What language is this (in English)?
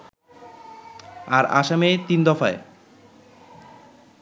Bangla